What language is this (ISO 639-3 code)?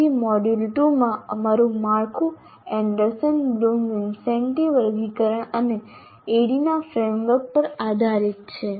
guj